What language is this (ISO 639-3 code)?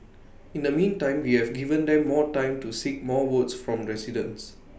eng